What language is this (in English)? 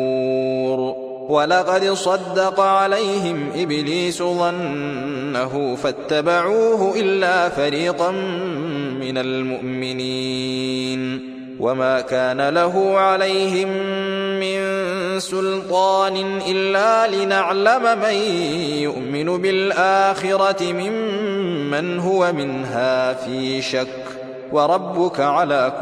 Arabic